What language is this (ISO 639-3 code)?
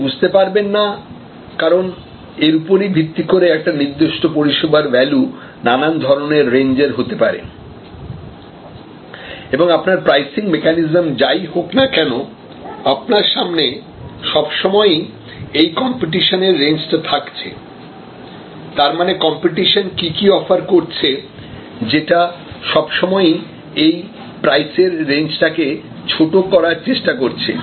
ben